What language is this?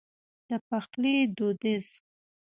Pashto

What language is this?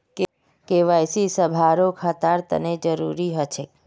Magahi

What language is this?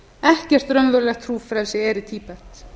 Icelandic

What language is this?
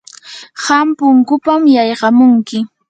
Yanahuanca Pasco Quechua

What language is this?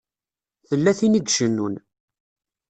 Kabyle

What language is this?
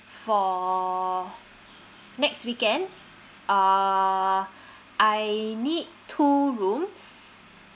English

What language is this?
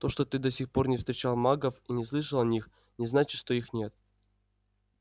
Russian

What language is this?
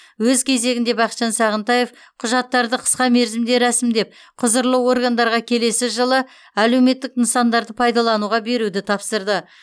Kazakh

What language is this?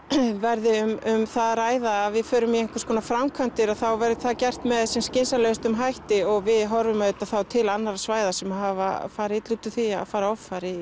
Icelandic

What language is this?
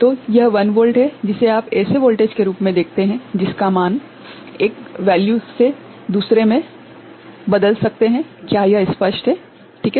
Hindi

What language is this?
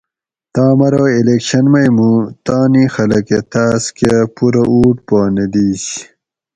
Gawri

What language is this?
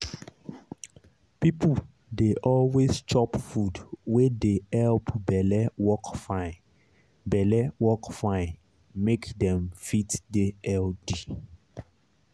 Nigerian Pidgin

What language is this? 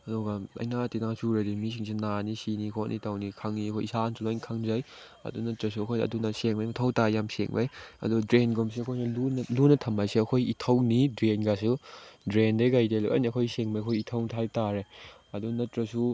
Manipuri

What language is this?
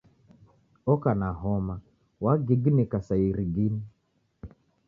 Taita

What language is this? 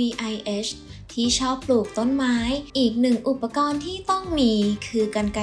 Thai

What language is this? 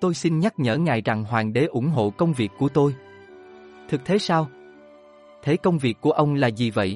Vietnamese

